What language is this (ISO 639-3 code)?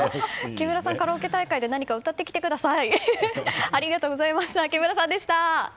jpn